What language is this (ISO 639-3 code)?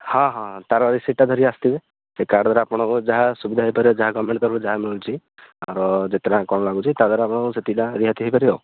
ori